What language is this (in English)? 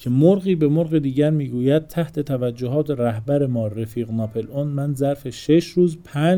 Persian